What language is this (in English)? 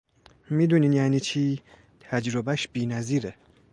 Persian